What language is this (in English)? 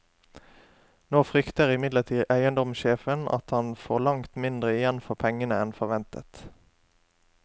Norwegian